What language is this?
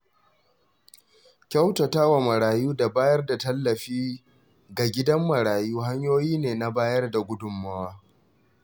Hausa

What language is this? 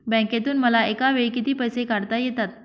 Marathi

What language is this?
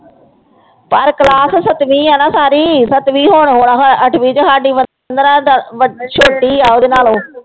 Punjabi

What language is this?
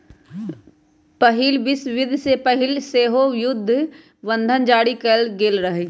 Magahi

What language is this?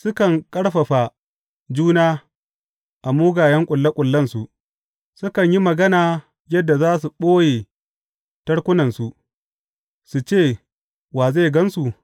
Hausa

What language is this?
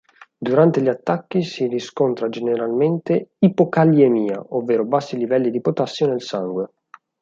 Italian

